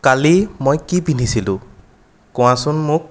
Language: Assamese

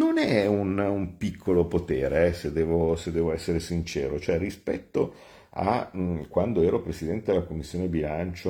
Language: Italian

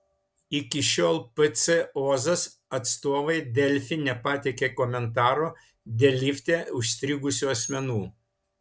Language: Lithuanian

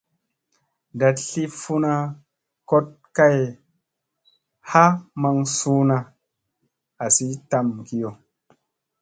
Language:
Musey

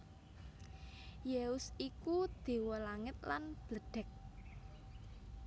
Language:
Javanese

